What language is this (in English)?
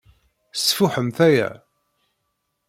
Kabyle